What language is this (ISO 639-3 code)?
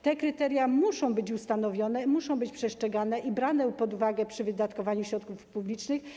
pol